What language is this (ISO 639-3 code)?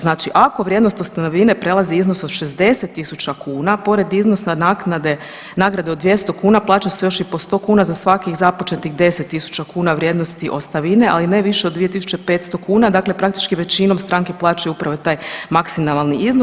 hrv